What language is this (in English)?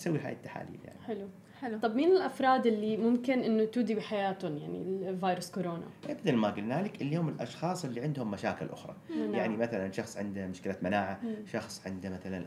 Arabic